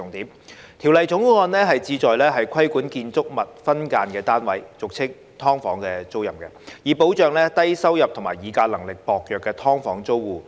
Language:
Cantonese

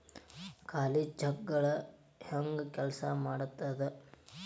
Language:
Kannada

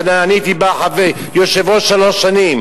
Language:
Hebrew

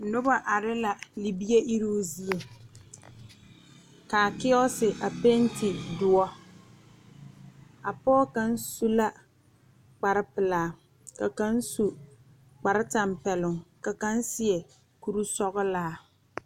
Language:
Southern Dagaare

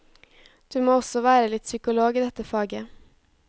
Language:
Norwegian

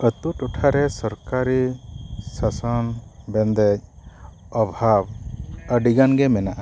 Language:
Santali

